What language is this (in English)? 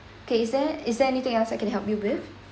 English